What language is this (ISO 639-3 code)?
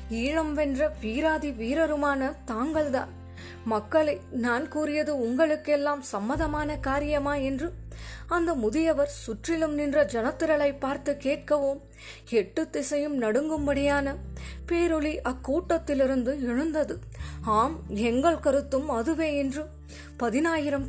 tam